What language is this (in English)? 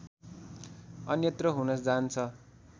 Nepali